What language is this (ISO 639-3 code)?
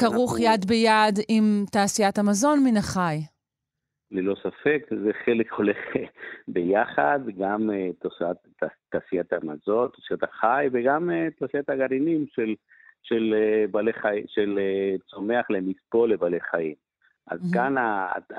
heb